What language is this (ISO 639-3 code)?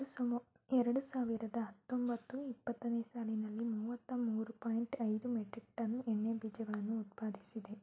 kan